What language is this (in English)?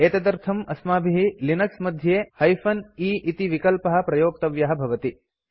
Sanskrit